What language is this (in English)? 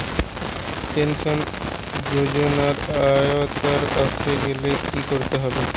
Bangla